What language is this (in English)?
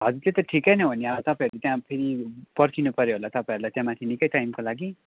Nepali